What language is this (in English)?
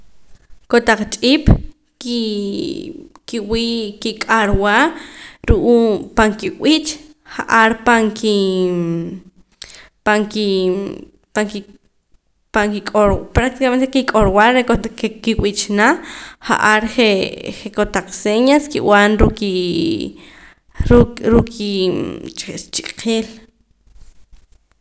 Poqomam